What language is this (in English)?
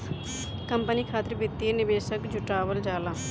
Bhojpuri